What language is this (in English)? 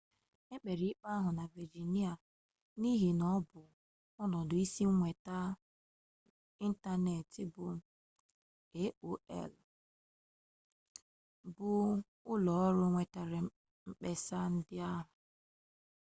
Igbo